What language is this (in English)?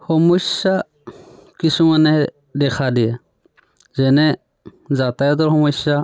Assamese